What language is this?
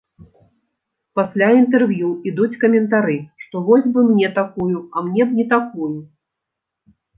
Belarusian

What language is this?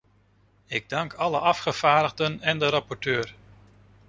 Dutch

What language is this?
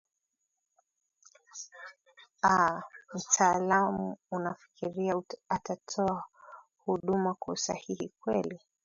Swahili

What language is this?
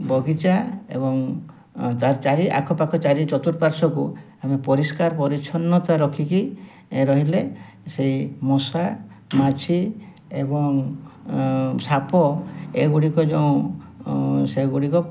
Odia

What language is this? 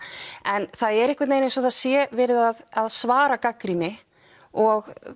Icelandic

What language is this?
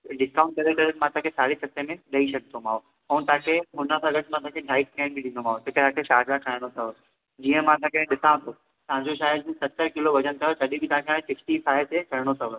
Sindhi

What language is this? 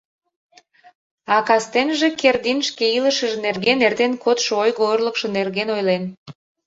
Mari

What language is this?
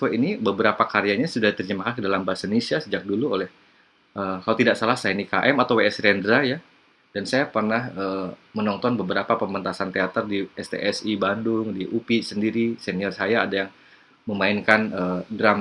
Indonesian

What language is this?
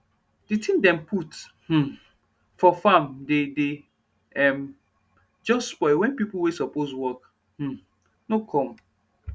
Nigerian Pidgin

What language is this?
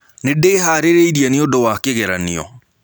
Kikuyu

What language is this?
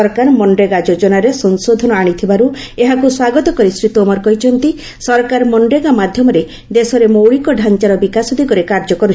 Odia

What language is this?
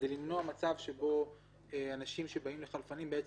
Hebrew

